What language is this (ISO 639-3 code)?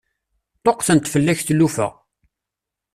kab